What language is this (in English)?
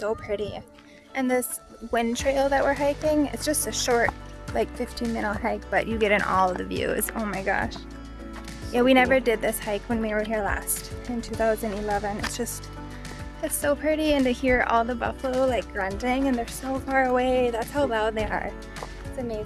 English